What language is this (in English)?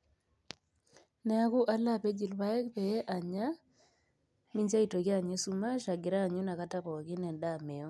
Masai